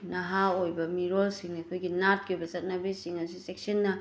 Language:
Manipuri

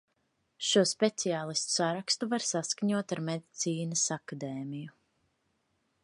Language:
Latvian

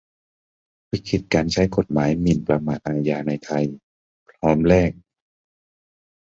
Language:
Thai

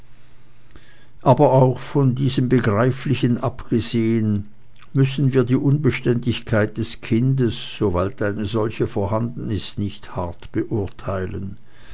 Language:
German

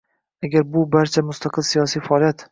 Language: Uzbek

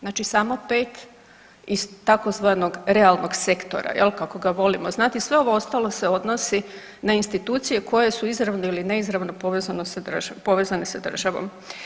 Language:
Croatian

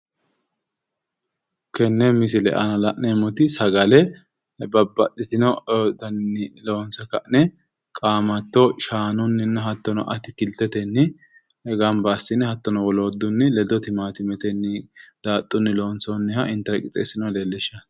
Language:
Sidamo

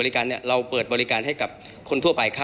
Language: Thai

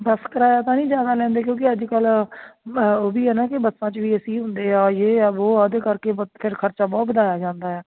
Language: Punjabi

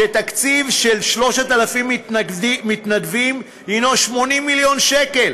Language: Hebrew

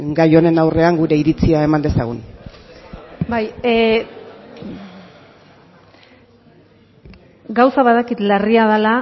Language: Basque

